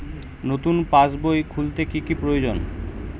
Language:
Bangla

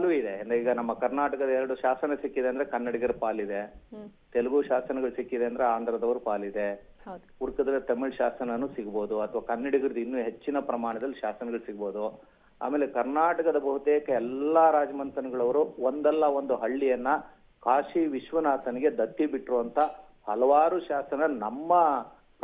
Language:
Kannada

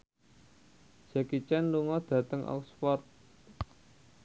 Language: Javanese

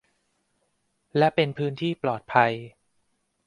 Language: Thai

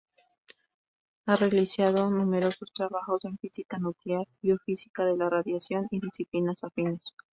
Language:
Spanish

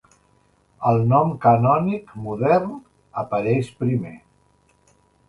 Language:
Catalan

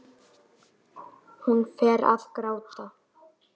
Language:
Icelandic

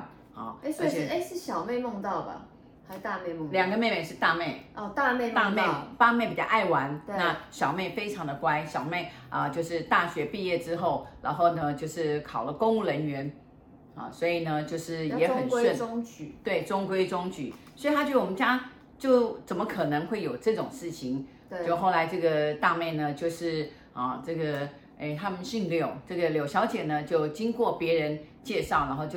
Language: Chinese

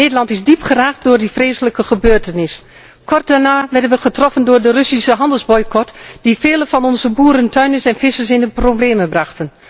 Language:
Dutch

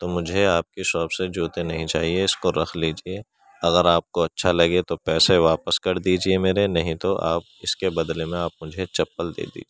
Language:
Urdu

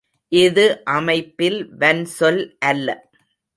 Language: Tamil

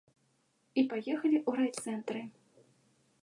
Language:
Belarusian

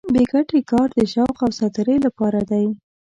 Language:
Pashto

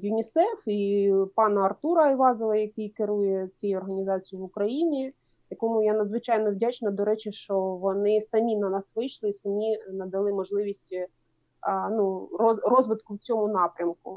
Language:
Ukrainian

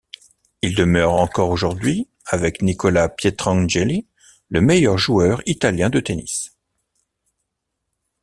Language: French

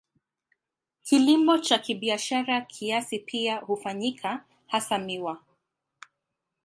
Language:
Swahili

